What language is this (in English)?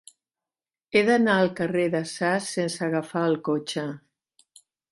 Catalan